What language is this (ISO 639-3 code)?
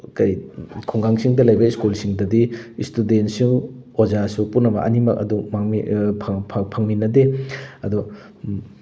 mni